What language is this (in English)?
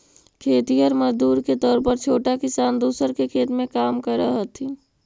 Magahi